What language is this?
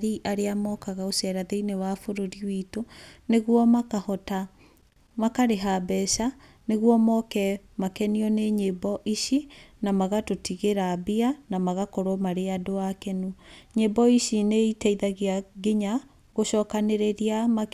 Kikuyu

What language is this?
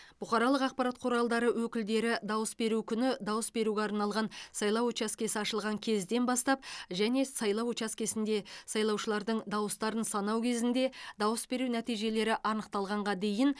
Kazakh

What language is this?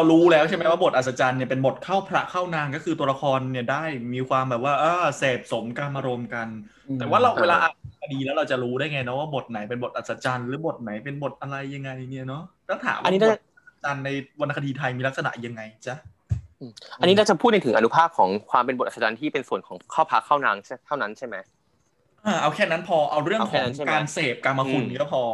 Thai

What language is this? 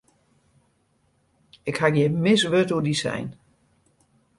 Western Frisian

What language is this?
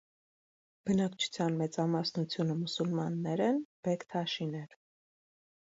Armenian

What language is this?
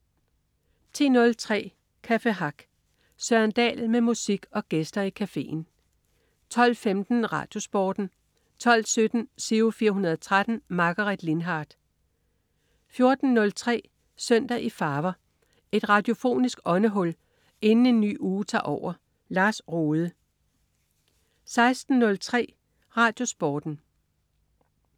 Danish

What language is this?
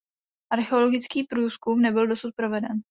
Czech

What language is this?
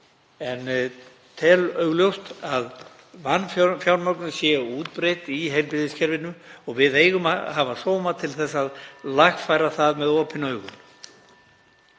Icelandic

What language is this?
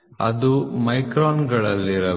Kannada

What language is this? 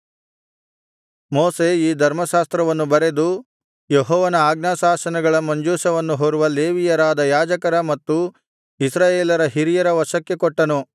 Kannada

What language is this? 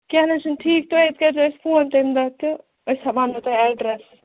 Kashmiri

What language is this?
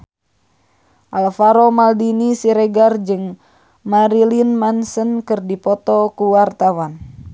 Sundanese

